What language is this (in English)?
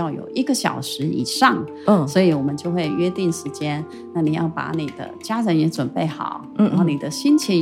Chinese